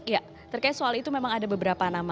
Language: Indonesian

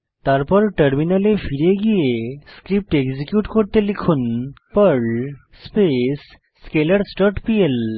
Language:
Bangla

